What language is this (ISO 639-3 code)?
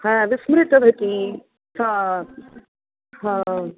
san